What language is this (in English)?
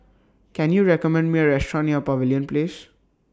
English